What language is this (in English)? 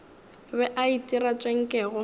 Northern Sotho